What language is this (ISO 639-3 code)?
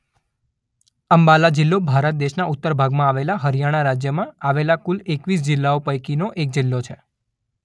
guj